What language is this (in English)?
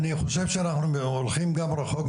Hebrew